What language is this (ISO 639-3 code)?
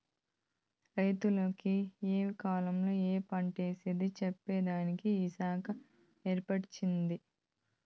tel